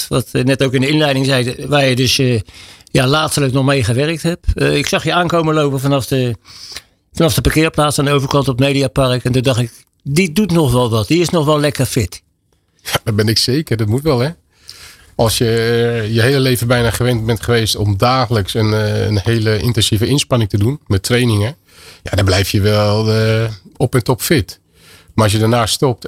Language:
Dutch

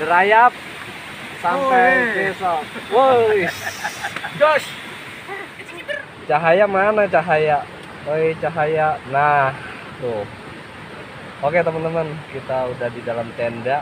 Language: Indonesian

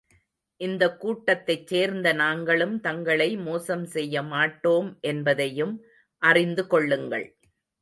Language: Tamil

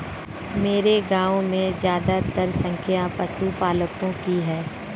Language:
Hindi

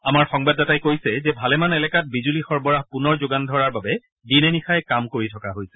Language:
Assamese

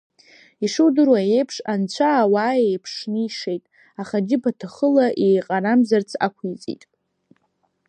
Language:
Abkhazian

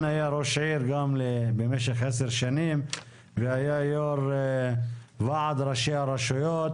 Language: Hebrew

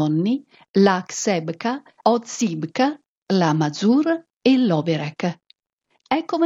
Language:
Italian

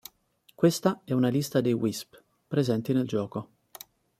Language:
Italian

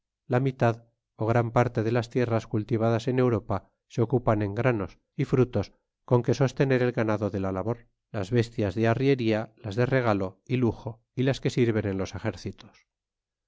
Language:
Spanish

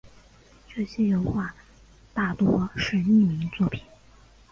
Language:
Chinese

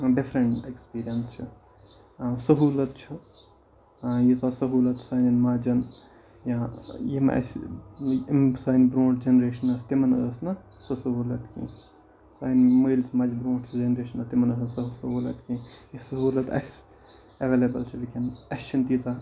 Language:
Kashmiri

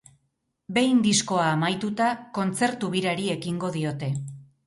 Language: Basque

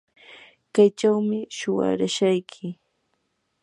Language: Yanahuanca Pasco Quechua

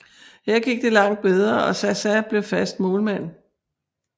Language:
Danish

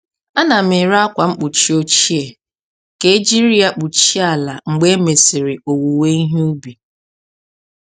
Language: Igbo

